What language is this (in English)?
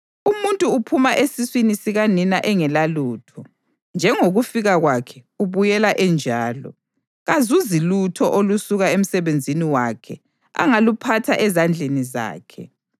North Ndebele